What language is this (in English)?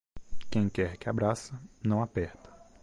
Portuguese